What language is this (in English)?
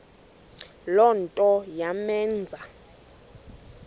Xhosa